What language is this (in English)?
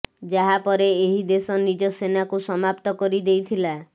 Odia